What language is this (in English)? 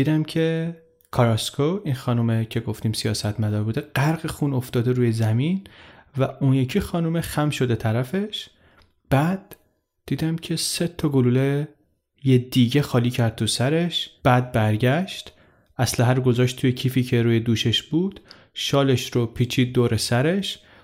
Persian